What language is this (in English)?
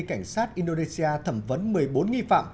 Vietnamese